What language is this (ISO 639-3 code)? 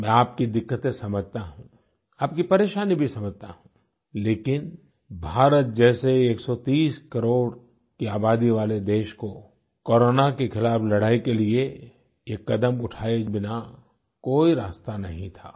hin